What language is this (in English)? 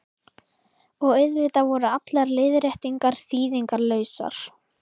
Icelandic